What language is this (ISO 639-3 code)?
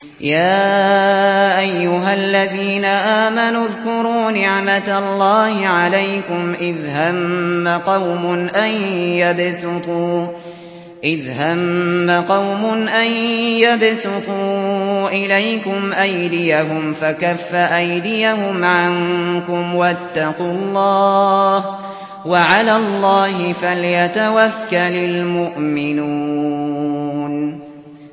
ara